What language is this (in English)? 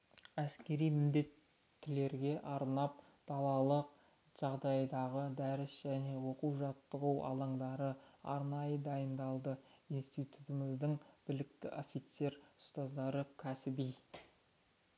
Kazakh